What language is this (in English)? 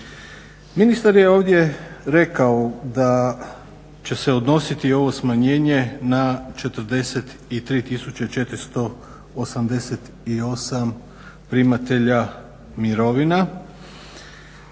Croatian